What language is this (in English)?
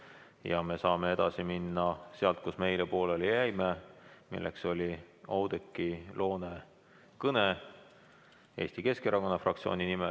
Estonian